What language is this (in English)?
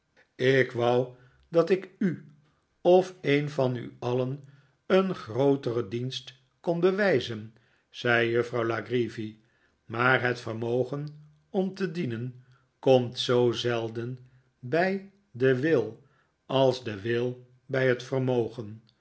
Dutch